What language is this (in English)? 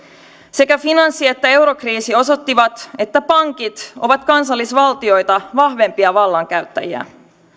Finnish